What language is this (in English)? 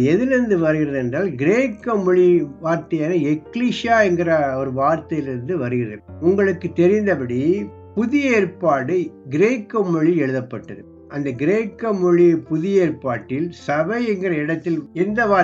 Tamil